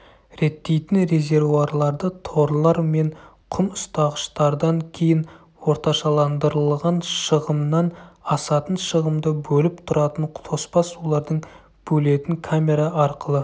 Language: Kazakh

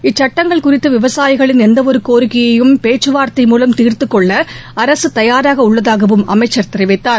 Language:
Tamil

